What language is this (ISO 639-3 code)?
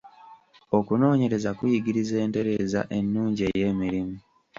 lug